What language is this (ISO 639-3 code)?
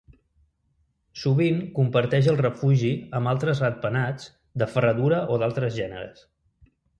cat